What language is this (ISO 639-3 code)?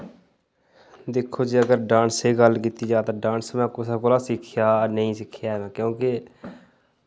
doi